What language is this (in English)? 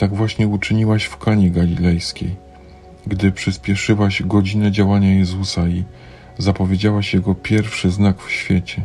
Polish